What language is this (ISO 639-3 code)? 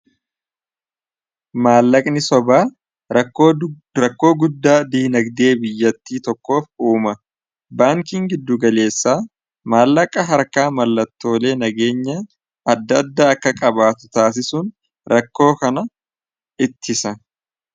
orm